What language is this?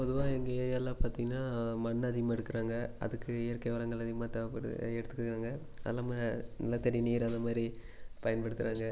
Tamil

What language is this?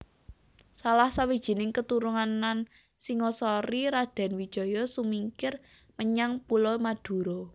Javanese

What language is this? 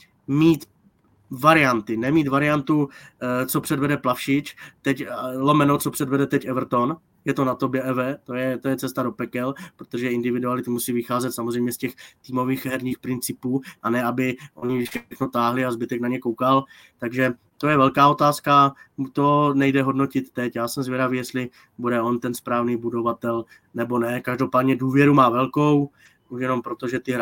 Czech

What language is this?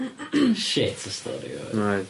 Welsh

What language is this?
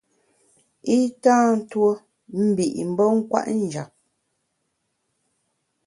Bamun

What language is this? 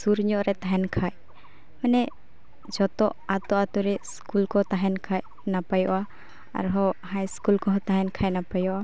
Santali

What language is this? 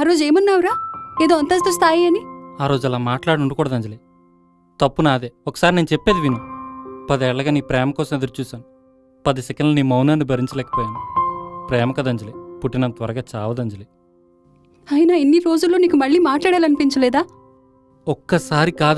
Telugu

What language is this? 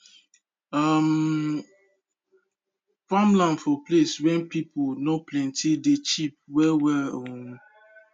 Nigerian Pidgin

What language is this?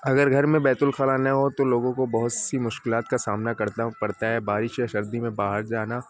Urdu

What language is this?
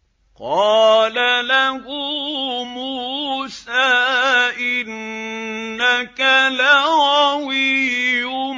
Arabic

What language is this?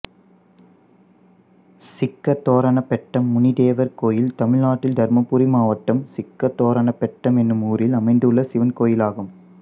Tamil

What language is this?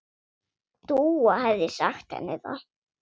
Icelandic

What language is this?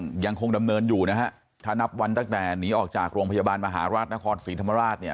Thai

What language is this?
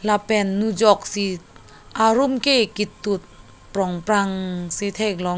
Karbi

